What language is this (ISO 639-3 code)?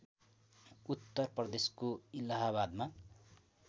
nep